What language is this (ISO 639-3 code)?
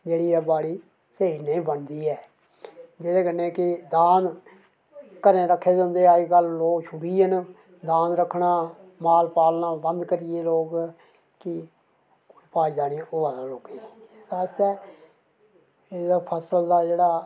doi